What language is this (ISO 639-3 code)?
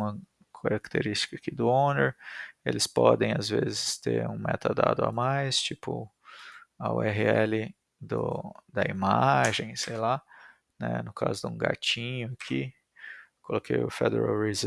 por